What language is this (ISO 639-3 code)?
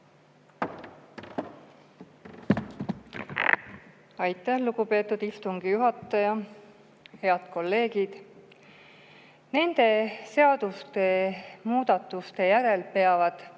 est